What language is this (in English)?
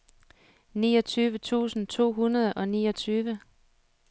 Danish